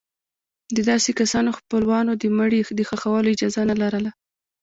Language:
Pashto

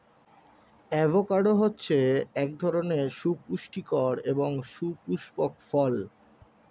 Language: Bangla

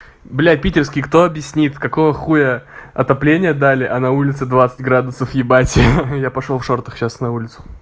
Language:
Russian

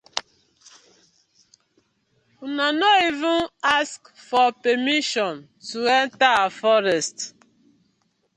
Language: Nigerian Pidgin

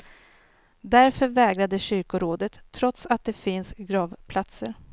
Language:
Swedish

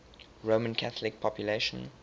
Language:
English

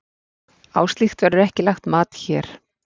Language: Icelandic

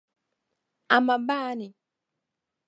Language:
Dagbani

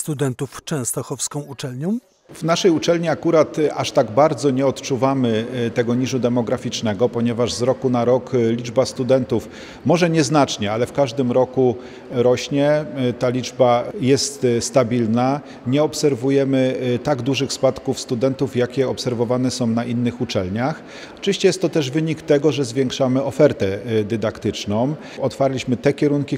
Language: Polish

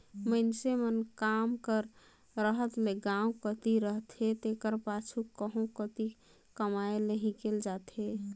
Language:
Chhattisgarhi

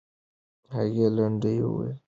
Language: Pashto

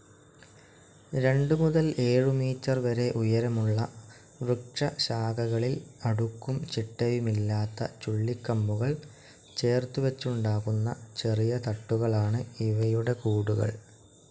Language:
Malayalam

